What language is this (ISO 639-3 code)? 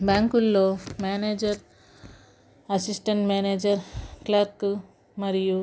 tel